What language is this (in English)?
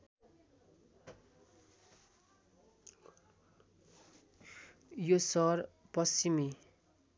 Nepali